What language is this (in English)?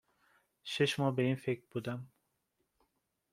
Persian